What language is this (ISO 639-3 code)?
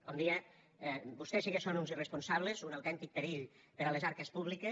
cat